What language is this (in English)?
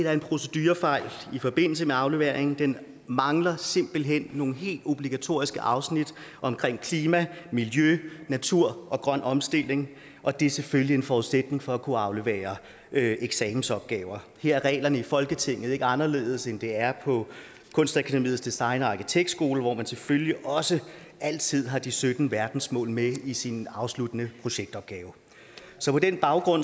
Danish